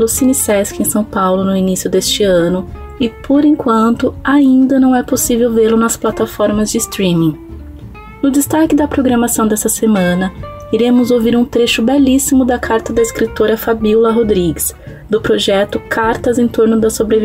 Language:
Portuguese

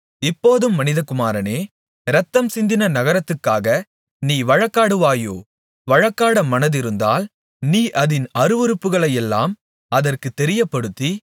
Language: Tamil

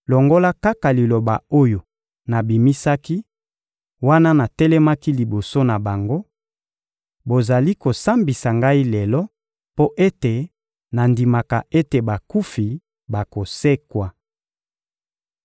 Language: Lingala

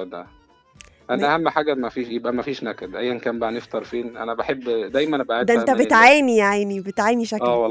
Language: Arabic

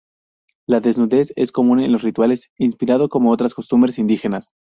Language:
Spanish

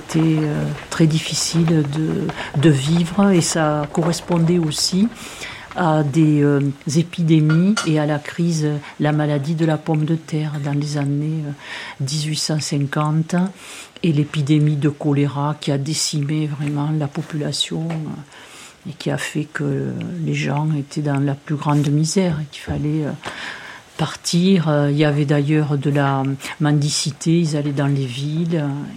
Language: French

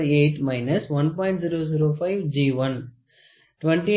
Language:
Tamil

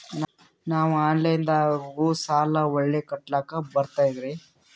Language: Kannada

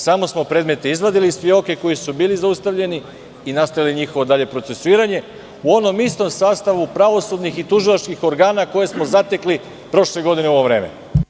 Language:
Serbian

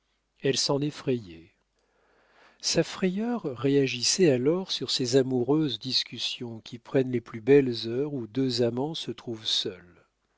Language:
French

